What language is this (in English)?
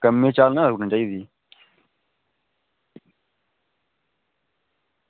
Dogri